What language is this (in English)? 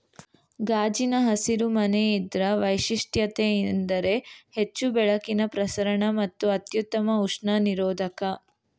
Kannada